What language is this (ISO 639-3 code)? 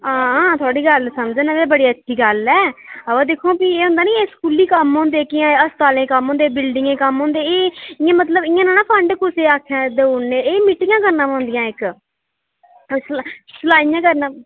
doi